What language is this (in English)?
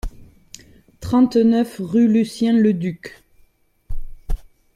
French